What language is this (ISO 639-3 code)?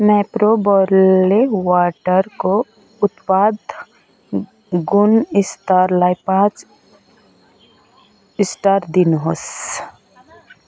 nep